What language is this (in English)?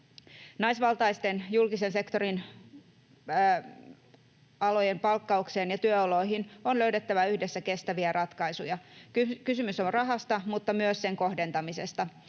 Finnish